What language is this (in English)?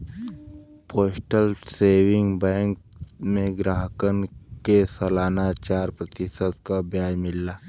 Bhojpuri